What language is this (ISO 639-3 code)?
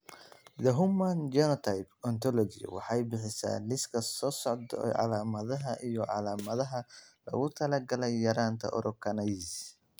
som